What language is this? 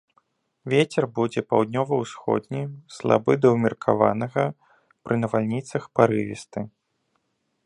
Belarusian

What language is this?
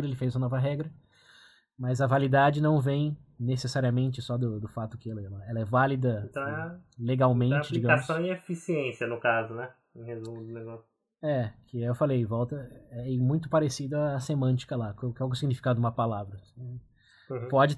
Portuguese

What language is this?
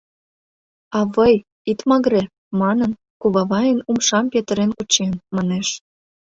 Mari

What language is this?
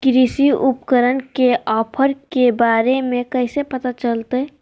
Magahi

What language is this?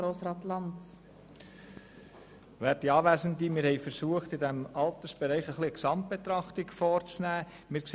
Swiss German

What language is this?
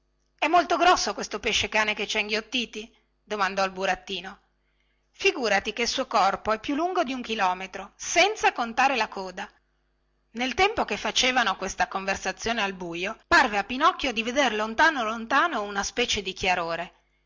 Italian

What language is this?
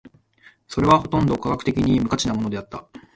Japanese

